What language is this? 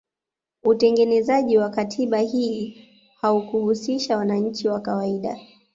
Swahili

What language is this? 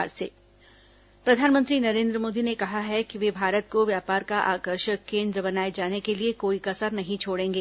Hindi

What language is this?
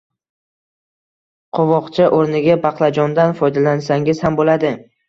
Uzbek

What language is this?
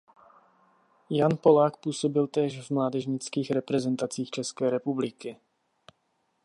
Czech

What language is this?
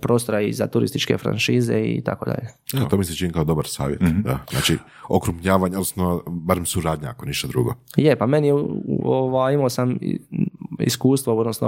Croatian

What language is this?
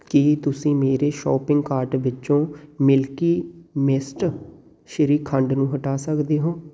Punjabi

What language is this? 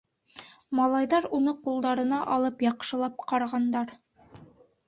Bashkir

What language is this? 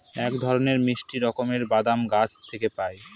Bangla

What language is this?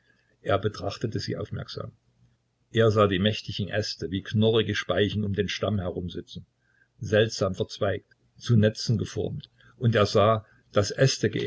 German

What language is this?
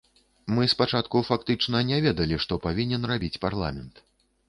Belarusian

